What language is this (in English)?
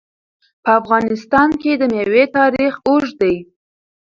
Pashto